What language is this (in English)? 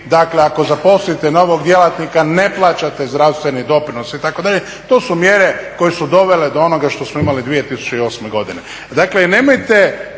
Croatian